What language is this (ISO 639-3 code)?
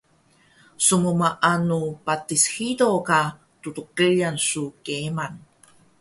trv